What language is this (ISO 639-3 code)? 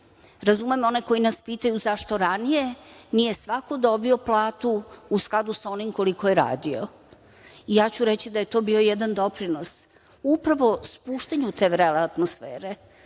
srp